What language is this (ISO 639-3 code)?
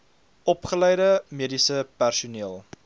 afr